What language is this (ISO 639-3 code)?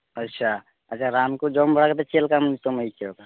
sat